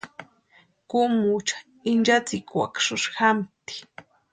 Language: Western Highland Purepecha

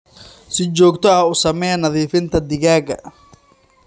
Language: Somali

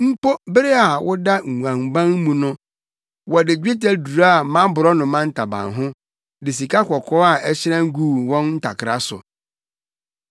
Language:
Akan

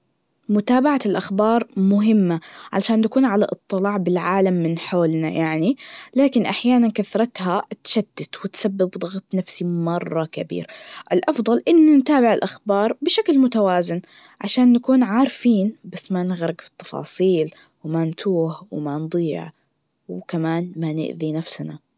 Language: Najdi Arabic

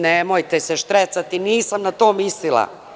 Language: Serbian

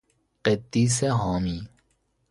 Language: Persian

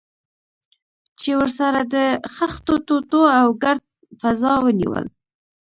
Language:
Pashto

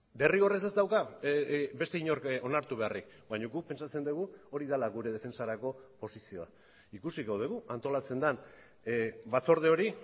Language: Basque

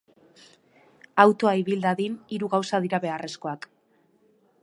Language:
Basque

